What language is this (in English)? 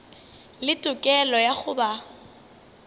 Northern Sotho